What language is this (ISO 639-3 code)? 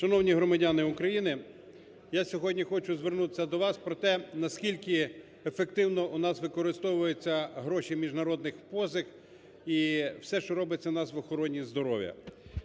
ukr